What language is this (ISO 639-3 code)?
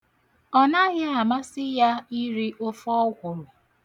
ibo